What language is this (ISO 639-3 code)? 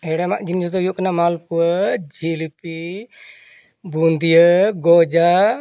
sat